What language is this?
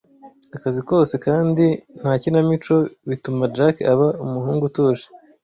Kinyarwanda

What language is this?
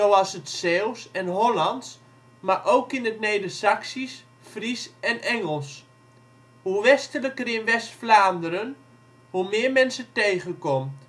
Dutch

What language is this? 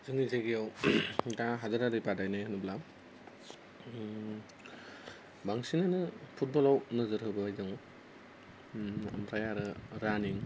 Bodo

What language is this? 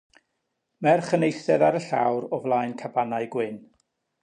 Welsh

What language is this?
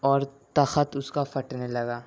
Urdu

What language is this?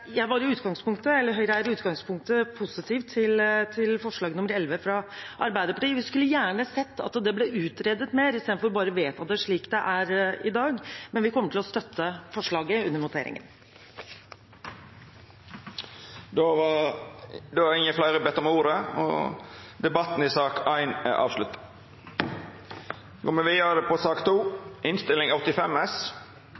Norwegian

